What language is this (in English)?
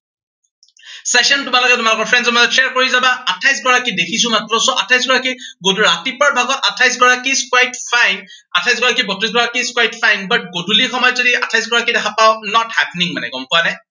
Assamese